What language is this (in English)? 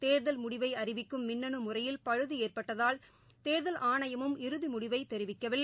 Tamil